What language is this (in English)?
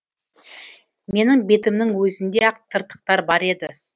Kazakh